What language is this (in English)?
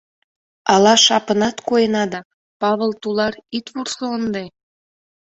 Mari